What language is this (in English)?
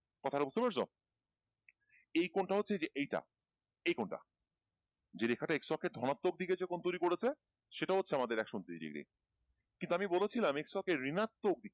Bangla